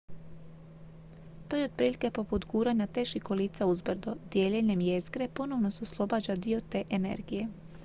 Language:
Croatian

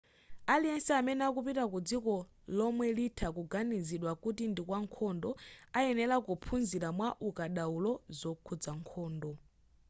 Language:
Nyanja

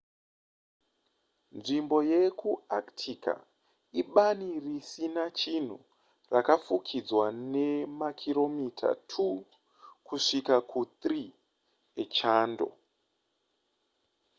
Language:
Shona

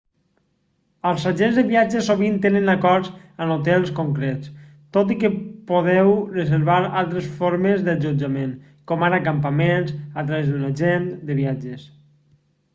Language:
Catalan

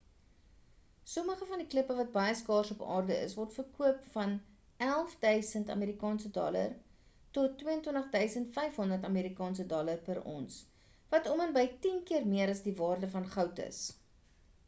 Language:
Afrikaans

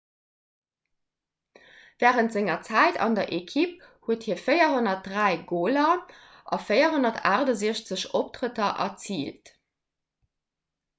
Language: Luxembourgish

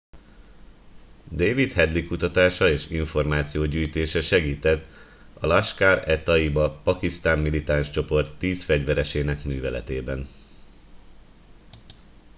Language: Hungarian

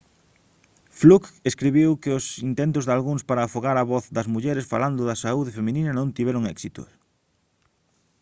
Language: Galician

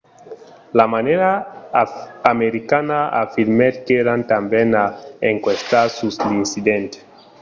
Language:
Occitan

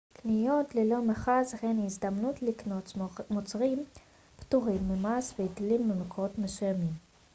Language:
Hebrew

